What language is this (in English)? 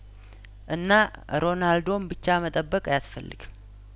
Amharic